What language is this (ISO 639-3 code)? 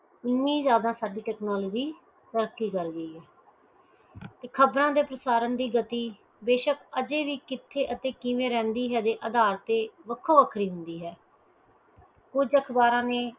pan